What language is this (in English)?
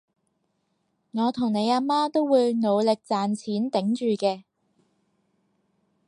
Cantonese